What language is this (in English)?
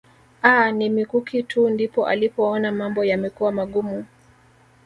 Swahili